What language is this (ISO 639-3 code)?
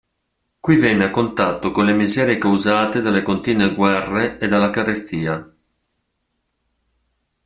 ita